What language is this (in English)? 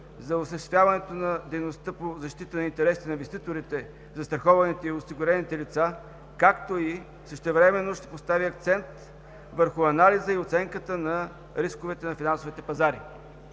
Bulgarian